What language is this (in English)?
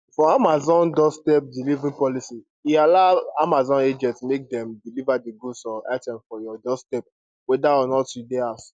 Nigerian Pidgin